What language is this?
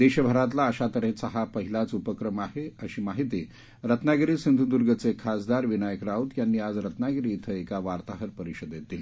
Marathi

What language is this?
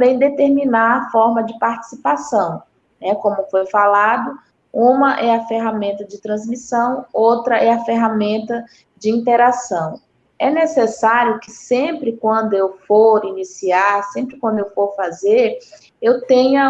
Portuguese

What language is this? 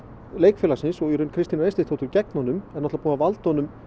Icelandic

